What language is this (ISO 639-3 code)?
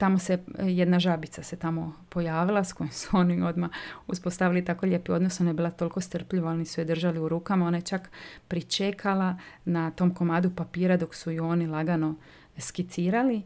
hrv